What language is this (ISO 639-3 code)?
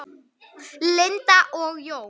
isl